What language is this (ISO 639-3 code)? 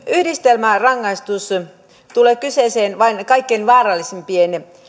fin